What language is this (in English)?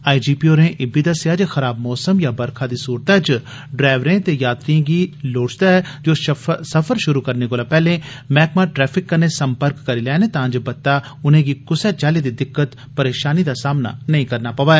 Dogri